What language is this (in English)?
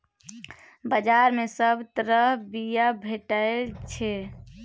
Maithili